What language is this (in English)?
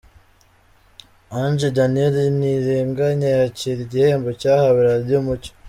Kinyarwanda